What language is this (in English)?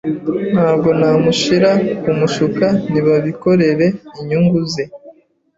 Kinyarwanda